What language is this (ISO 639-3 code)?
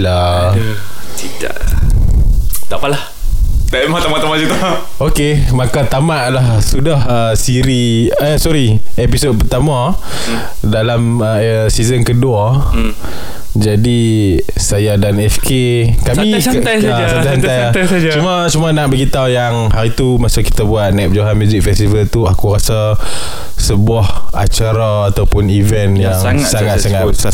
msa